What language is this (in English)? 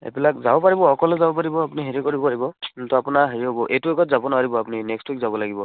Assamese